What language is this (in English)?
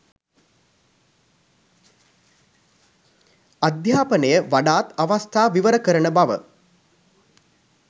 Sinhala